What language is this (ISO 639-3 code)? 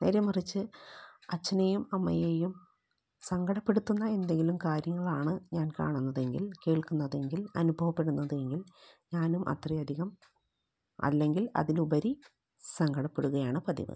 mal